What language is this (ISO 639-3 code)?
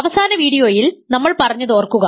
mal